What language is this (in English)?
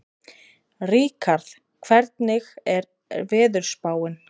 Icelandic